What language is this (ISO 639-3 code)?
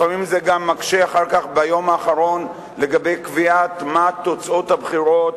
heb